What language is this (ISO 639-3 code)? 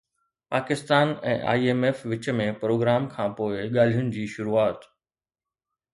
snd